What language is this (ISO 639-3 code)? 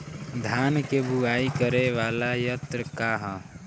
bho